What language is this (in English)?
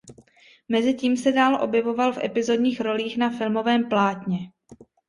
Czech